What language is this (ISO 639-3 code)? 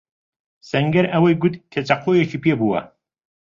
ckb